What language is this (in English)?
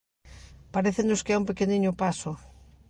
Galician